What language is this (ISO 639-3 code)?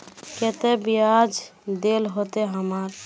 mag